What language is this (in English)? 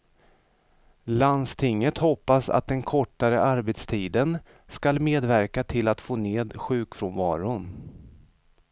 Swedish